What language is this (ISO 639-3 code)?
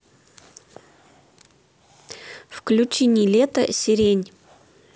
rus